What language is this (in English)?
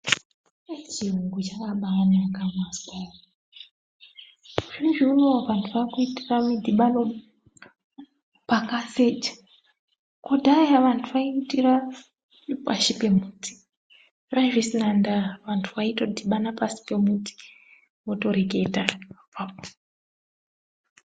Ndau